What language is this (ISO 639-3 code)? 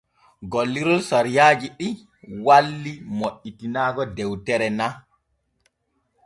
fue